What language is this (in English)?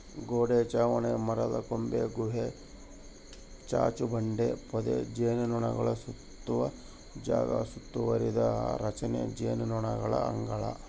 Kannada